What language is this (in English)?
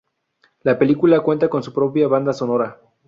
Spanish